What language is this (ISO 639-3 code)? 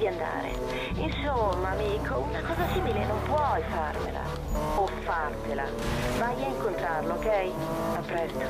ita